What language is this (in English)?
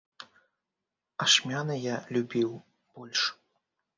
Belarusian